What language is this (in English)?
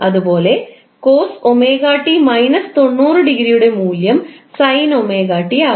Malayalam